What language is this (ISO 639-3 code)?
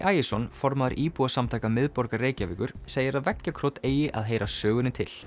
isl